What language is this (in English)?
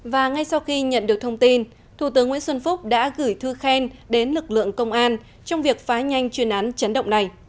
Vietnamese